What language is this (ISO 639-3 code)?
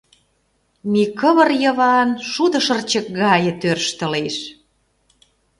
chm